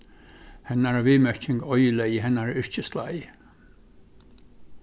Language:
Faroese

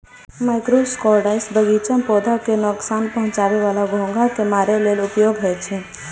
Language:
Maithili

